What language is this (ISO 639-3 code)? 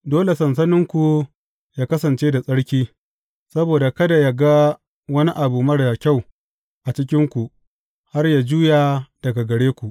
hau